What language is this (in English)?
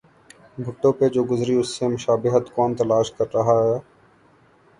Urdu